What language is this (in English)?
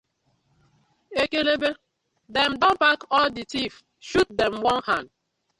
Nigerian Pidgin